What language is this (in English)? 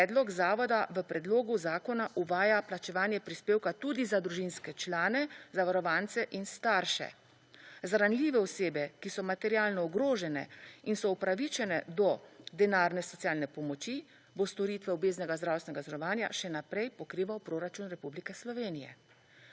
Slovenian